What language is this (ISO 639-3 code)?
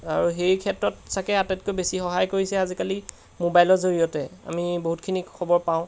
asm